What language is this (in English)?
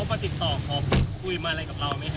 Thai